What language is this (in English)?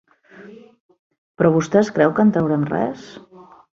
Catalan